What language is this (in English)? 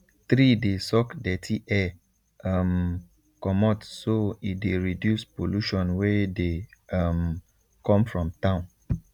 Nigerian Pidgin